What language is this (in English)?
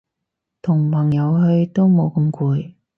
Cantonese